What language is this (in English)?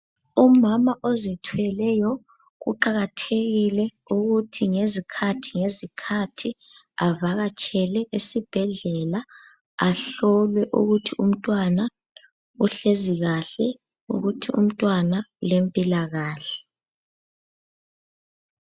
North Ndebele